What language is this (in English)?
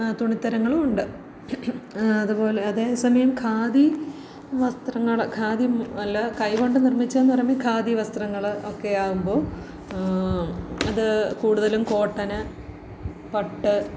Malayalam